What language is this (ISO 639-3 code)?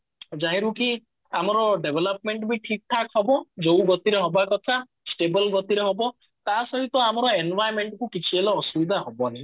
ori